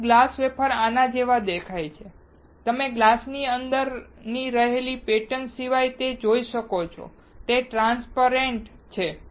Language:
Gujarati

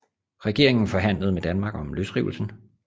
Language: Danish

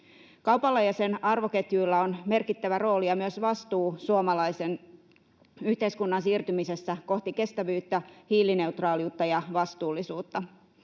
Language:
Finnish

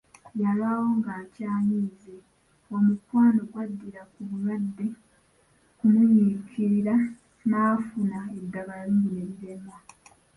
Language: Ganda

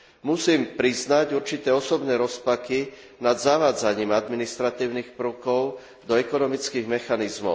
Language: Slovak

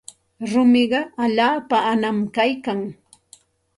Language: Santa Ana de Tusi Pasco Quechua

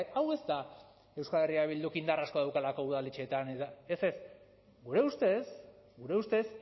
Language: Basque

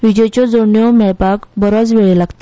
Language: Konkani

